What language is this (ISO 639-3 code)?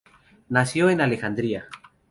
spa